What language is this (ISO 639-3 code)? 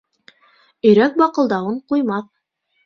bak